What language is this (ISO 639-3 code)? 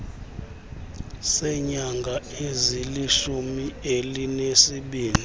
xho